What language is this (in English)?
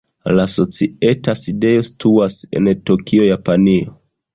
Esperanto